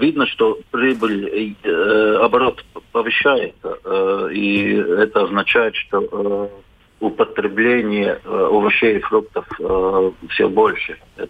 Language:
Russian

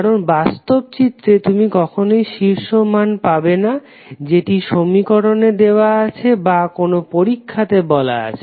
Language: Bangla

